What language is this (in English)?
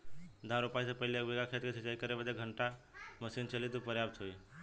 Bhojpuri